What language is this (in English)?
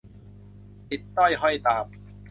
Thai